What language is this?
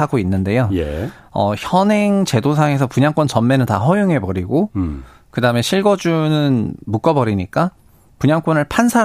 Korean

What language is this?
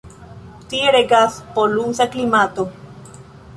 Esperanto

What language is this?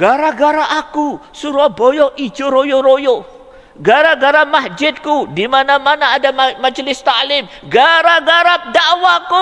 Indonesian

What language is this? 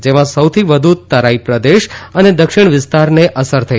Gujarati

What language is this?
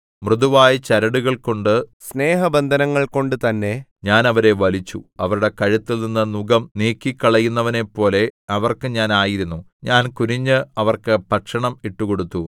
Malayalam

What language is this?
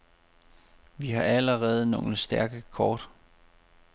Danish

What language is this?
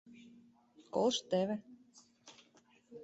Mari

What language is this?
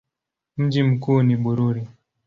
Swahili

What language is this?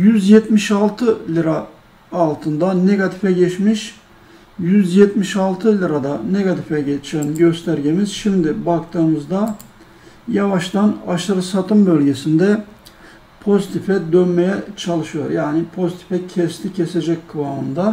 Turkish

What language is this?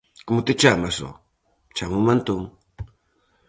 Galician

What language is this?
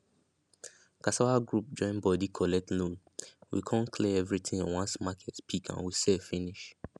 Nigerian Pidgin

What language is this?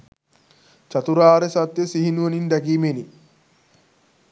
Sinhala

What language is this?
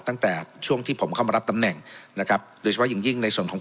Thai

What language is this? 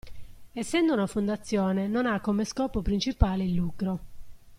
Italian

